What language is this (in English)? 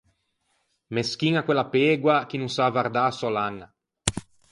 Ligurian